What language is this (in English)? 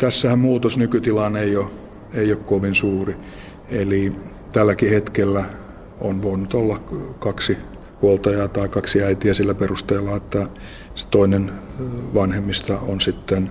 Finnish